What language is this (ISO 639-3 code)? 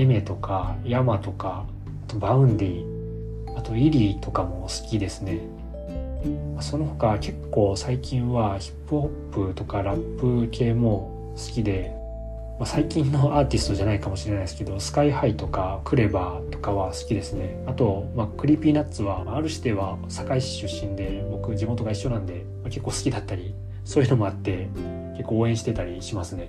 jpn